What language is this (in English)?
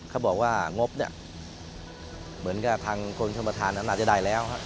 Thai